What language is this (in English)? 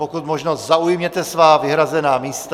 Czech